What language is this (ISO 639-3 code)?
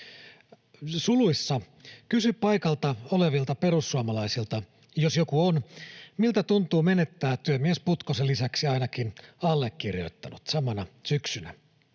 fin